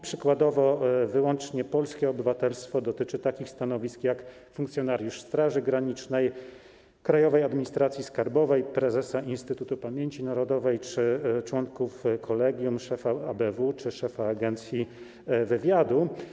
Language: Polish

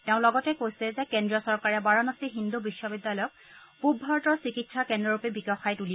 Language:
Assamese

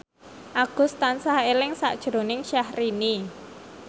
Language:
Javanese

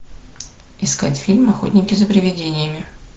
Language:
Russian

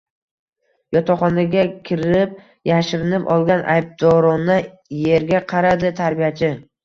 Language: Uzbek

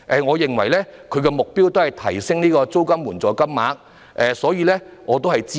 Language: Cantonese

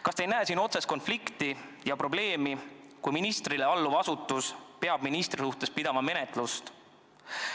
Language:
Estonian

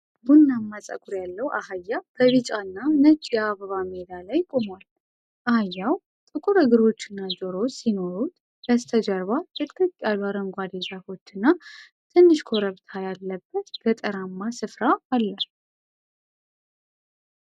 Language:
Amharic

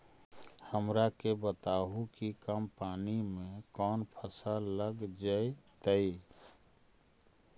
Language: Magahi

